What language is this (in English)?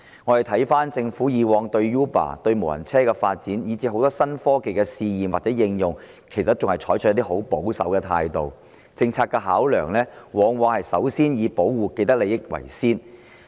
Cantonese